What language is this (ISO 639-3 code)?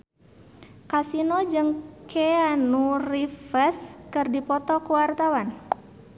sun